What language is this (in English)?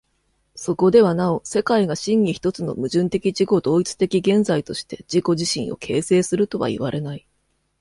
Japanese